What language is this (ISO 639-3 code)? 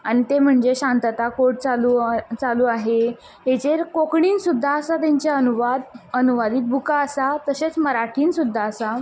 kok